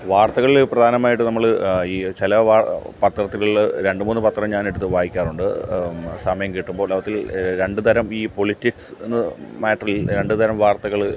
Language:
Malayalam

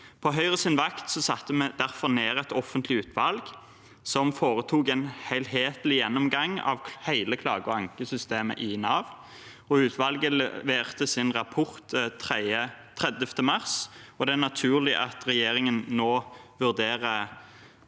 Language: Norwegian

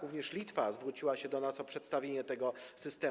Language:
Polish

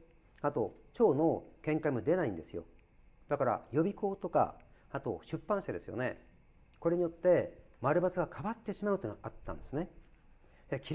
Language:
Japanese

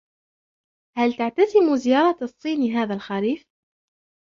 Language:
Arabic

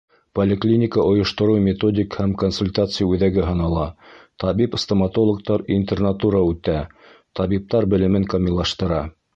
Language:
Bashkir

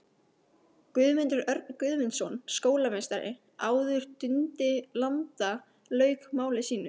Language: Icelandic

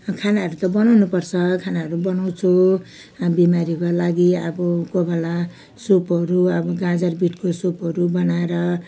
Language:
Nepali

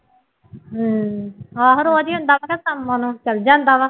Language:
Punjabi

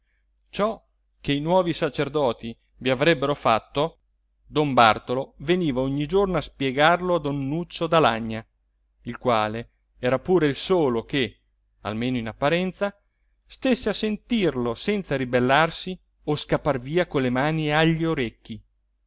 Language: Italian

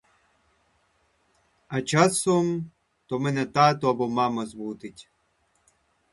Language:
Ukrainian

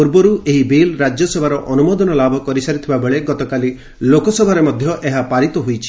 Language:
Odia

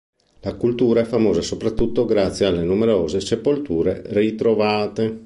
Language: Italian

